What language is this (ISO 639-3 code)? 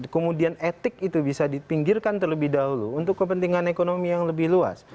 ind